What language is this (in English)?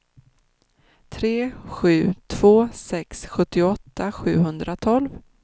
Swedish